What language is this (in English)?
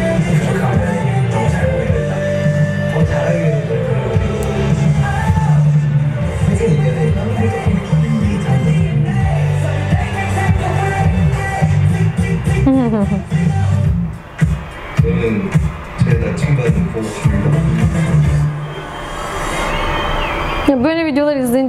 Turkish